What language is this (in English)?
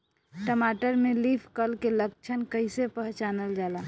Bhojpuri